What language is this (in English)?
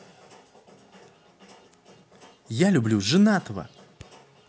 Russian